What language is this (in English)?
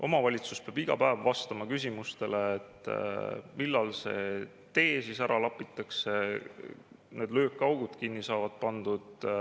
Estonian